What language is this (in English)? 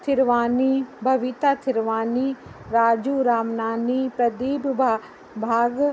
Sindhi